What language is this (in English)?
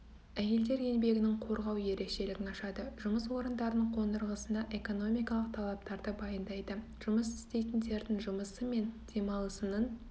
Kazakh